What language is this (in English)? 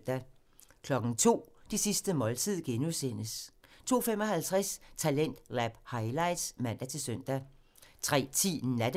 Danish